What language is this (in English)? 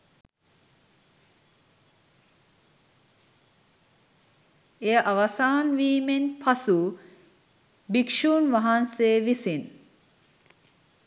Sinhala